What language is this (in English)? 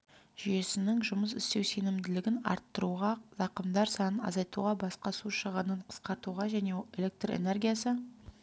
Kazakh